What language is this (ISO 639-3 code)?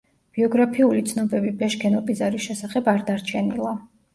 kat